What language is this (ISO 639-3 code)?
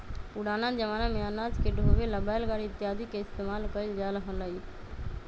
mag